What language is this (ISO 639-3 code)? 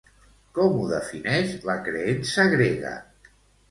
cat